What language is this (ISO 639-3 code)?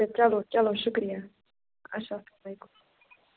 kas